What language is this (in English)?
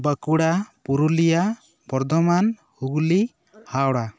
Santali